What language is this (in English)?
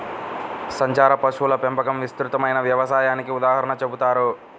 Telugu